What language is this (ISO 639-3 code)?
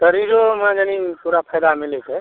mai